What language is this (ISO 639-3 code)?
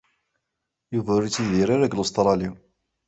kab